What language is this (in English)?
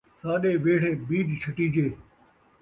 Saraiki